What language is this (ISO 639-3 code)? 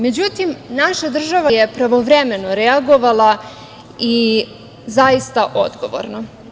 srp